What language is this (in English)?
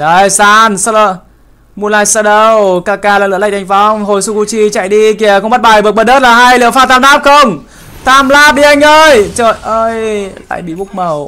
Vietnamese